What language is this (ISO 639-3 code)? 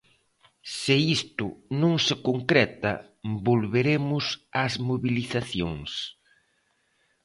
glg